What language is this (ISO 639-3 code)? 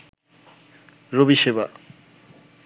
ben